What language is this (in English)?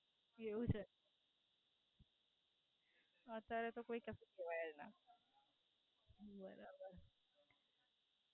Gujarati